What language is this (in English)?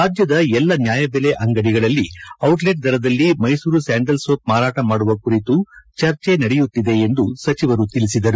Kannada